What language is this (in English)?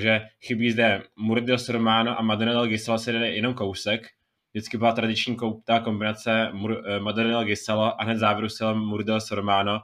Czech